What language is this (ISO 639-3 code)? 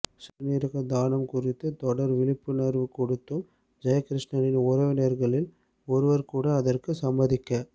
tam